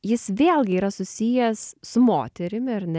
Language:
Lithuanian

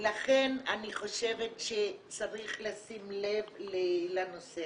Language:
Hebrew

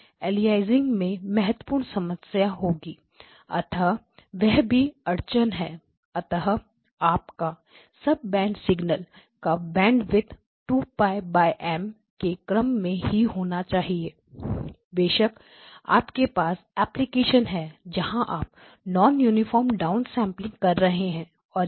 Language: Hindi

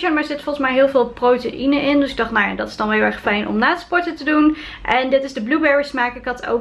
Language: Dutch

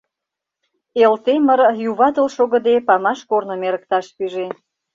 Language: Mari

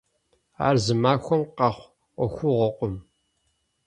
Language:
Kabardian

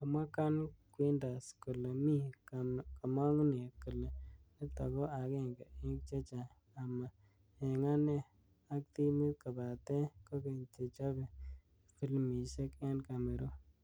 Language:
Kalenjin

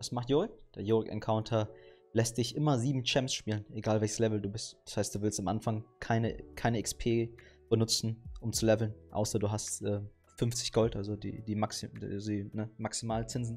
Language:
German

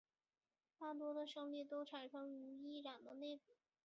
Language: Chinese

